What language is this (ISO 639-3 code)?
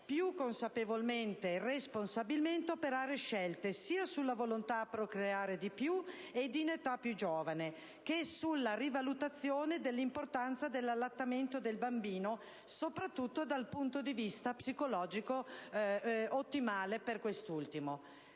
ita